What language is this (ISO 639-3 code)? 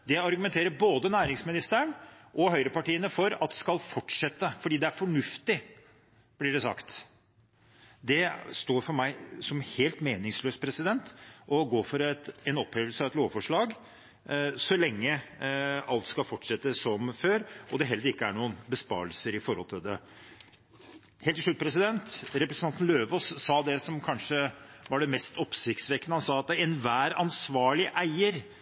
nob